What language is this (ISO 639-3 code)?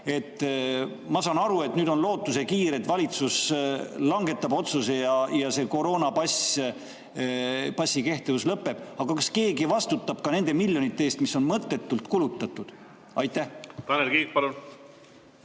est